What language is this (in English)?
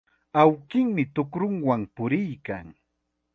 Chiquián Ancash Quechua